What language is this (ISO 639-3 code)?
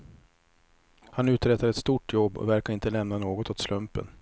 swe